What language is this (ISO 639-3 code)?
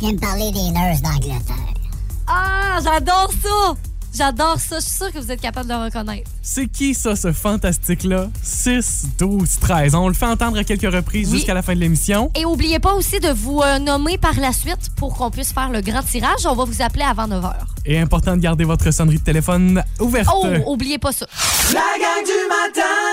fra